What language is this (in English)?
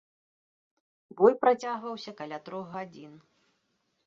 Belarusian